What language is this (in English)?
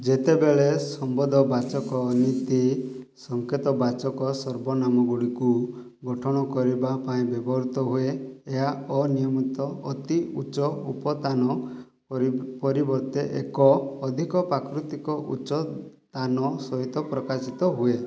Odia